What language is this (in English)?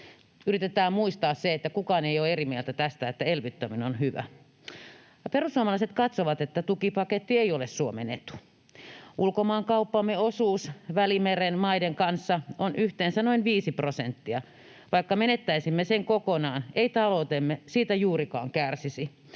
Finnish